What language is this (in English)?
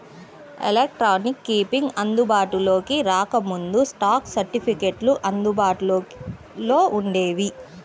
Telugu